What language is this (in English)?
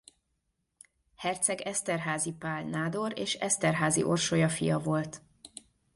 Hungarian